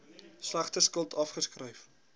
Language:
Afrikaans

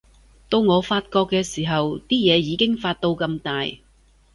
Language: Cantonese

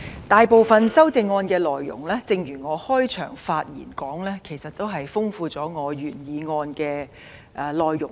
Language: Cantonese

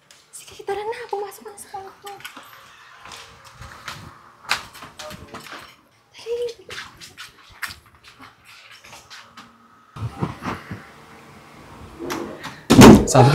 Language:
Filipino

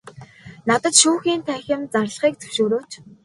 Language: Mongolian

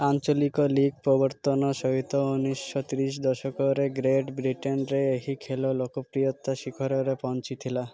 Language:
Odia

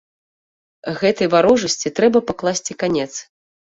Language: Belarusian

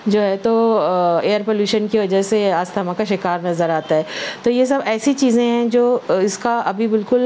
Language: Urdu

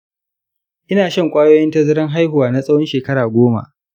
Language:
Hausa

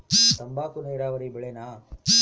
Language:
Kannada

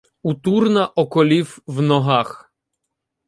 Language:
Ukrainian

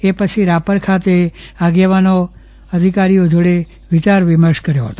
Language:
Gujarati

